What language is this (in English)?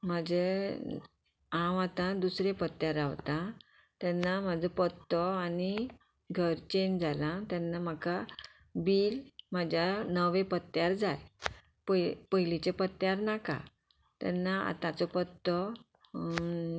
Konkani